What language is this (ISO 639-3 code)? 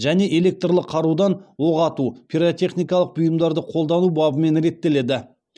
kaz